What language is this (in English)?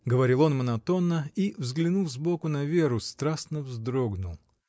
Russian